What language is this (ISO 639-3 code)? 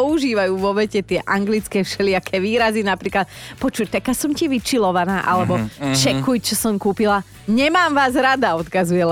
slk